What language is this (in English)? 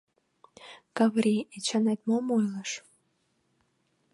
Mari